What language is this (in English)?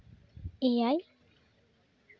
Santali